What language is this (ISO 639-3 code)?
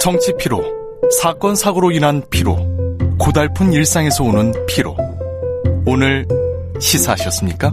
kor